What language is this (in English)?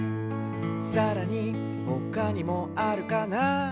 Japanese